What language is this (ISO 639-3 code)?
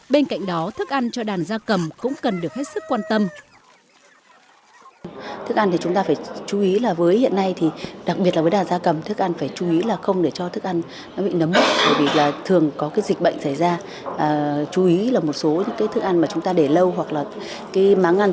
vie